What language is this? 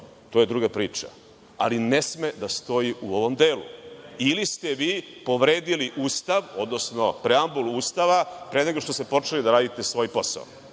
Serbian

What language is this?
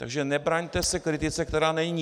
Czech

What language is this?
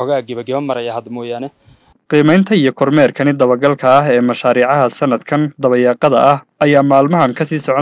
Arabic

